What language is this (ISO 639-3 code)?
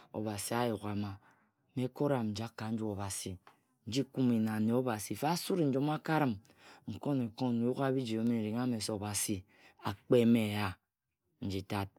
etu